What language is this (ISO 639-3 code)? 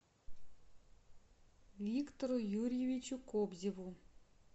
rus